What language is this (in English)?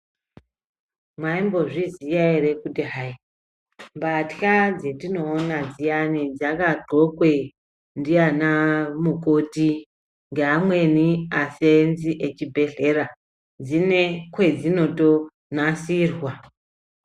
Ndau